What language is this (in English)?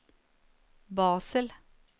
Norwegian